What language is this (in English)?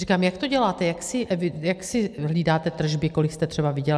Czech